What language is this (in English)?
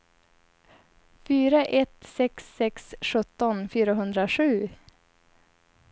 Swedish